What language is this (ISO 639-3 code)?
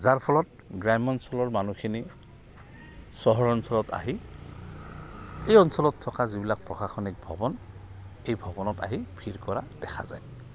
asm